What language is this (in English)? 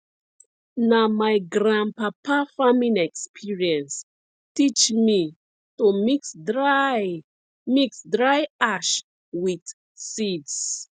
Nigerian Pidgin